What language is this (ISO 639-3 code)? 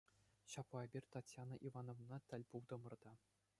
chv